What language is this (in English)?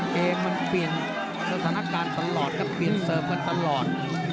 Thai